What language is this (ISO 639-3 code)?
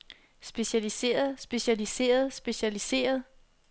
dan